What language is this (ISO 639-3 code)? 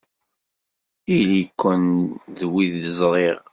kab